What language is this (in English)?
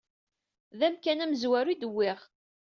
Kabyle